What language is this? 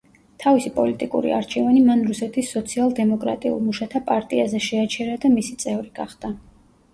Georgian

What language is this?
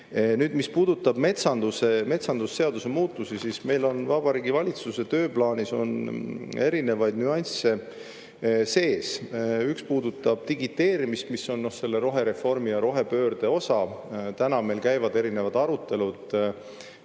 Estonian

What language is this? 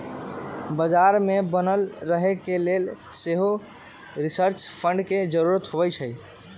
Magahi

